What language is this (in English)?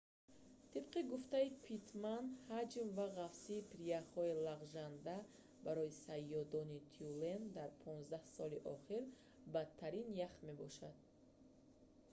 Tajik